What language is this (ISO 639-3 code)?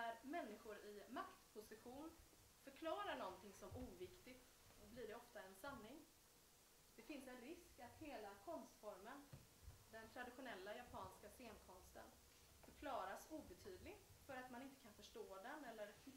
swe